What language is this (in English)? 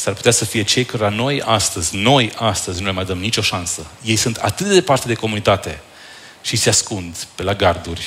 Romanian